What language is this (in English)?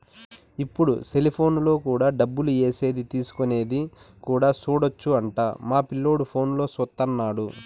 Telugu